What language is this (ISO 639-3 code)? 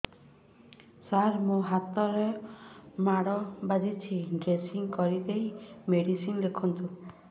ori